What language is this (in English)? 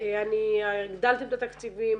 Hebrew